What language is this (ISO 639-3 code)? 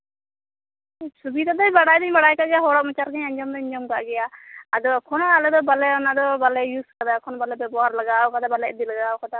sat